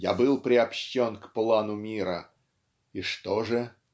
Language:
Russian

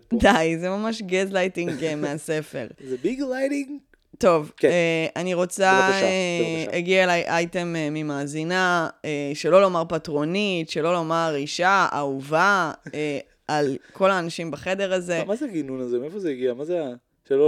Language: Hebrew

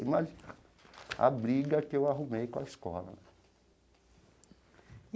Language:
Portuguese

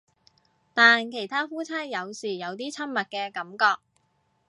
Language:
Cantonese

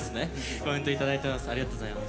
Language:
Japanese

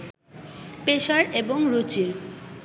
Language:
Bangla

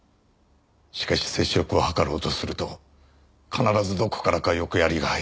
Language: Japanese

